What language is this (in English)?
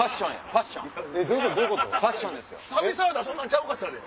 Japanese